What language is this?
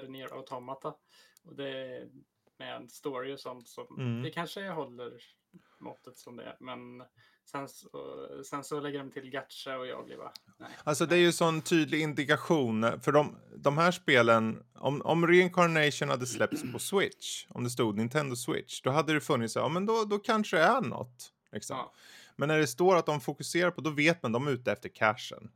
Swedish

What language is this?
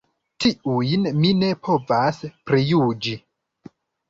Esperanto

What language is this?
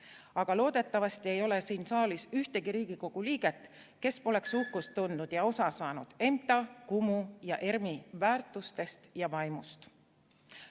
Estonian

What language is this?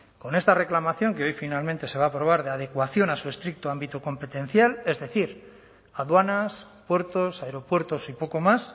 Spanish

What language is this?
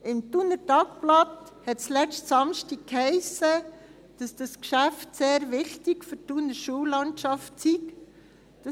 Swiss German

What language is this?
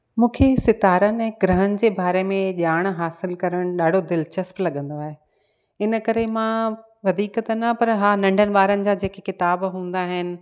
Sindhi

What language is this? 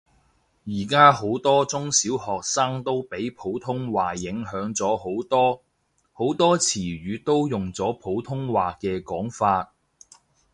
Cantonese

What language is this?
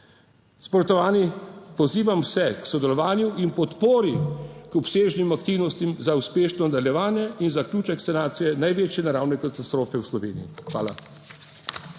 Slovenian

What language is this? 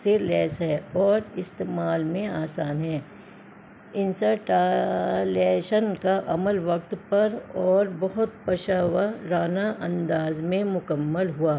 Urdu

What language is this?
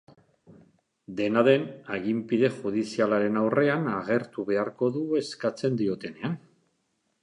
Basque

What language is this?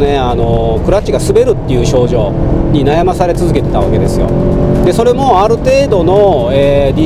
Japanese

